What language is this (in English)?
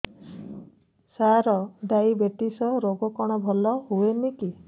Odia